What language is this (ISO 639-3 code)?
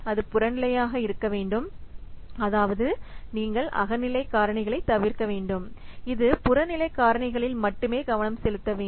tam